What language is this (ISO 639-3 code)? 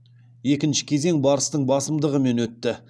kaz